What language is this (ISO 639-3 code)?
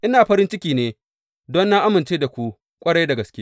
hau